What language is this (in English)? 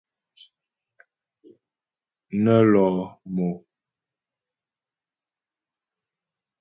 Ghomala